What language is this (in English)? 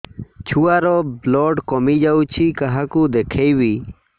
Odia